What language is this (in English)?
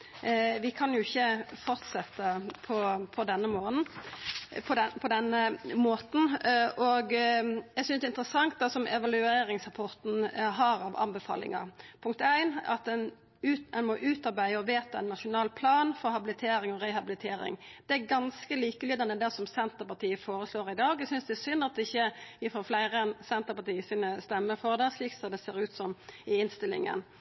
Norwegian Nynorsk